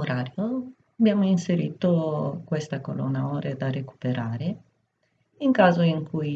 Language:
Italian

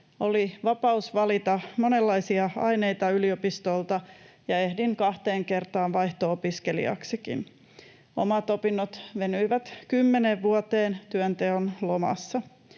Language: Finnish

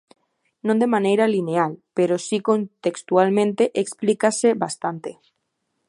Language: Galician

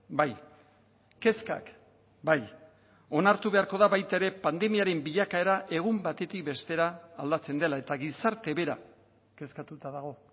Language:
Basque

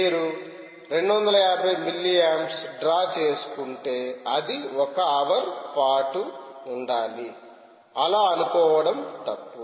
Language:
Telugu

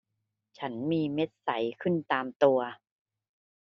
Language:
Thai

